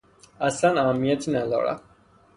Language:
Persian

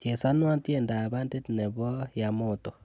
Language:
Kalenjin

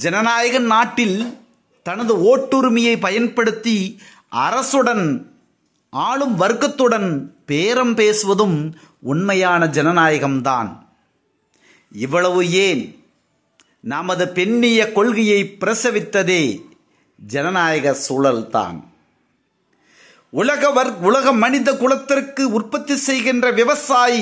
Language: Tamil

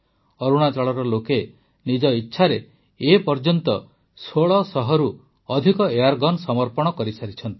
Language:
Odia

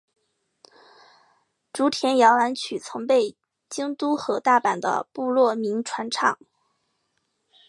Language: Chinese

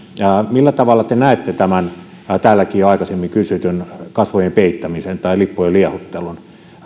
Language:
Finnish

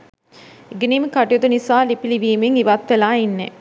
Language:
Sinhala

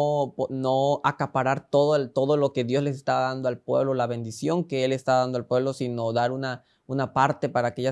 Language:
Spanish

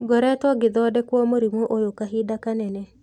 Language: Kikuyu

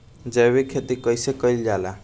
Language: Bhojpuri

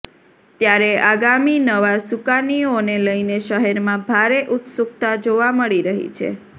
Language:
Gujarati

